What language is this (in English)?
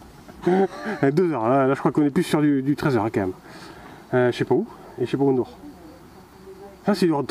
French